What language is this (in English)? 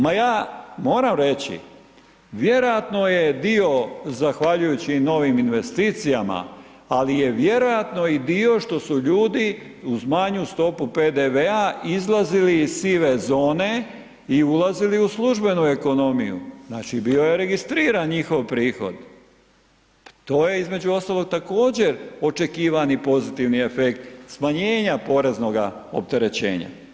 Croatian